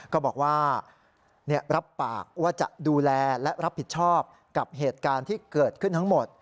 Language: Thai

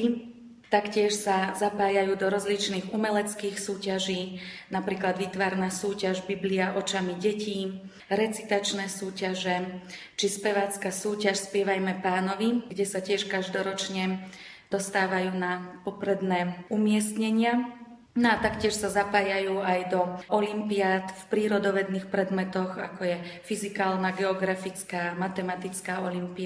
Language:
Slovak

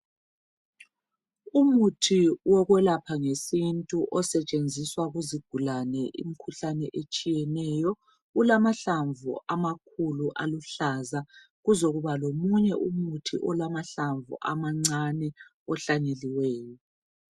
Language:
North Ndebele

